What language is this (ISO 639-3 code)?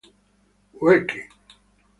ita